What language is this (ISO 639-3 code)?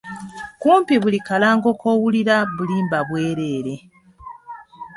lug